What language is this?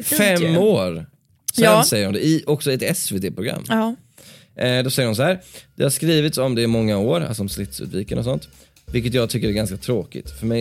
Swedish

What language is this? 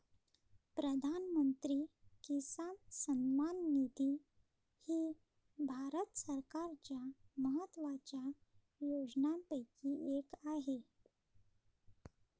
Marathi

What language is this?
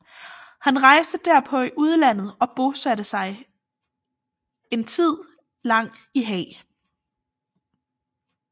Danish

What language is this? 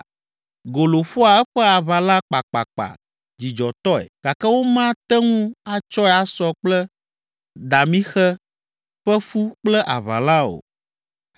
Ewe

